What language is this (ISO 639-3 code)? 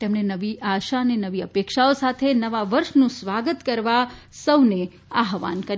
guj